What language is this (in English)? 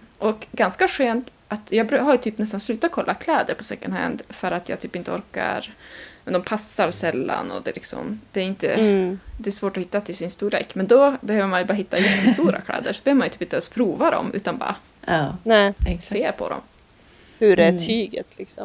Swedish